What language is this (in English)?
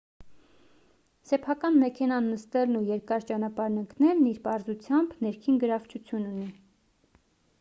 Armenian